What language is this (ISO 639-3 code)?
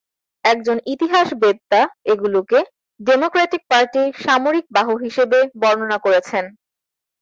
ben